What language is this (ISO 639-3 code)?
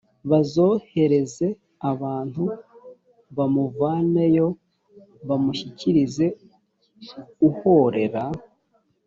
kin